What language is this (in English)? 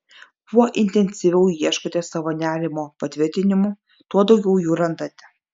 Lithuanian